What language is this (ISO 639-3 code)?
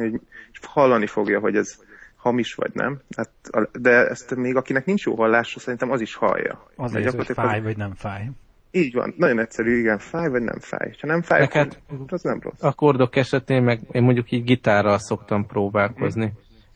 hun